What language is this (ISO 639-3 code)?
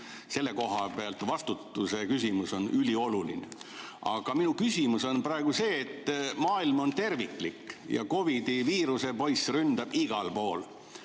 est